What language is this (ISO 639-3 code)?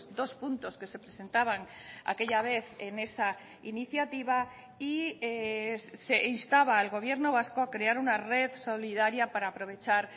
spa